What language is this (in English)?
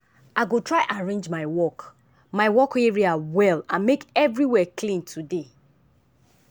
Nigerian Pidgin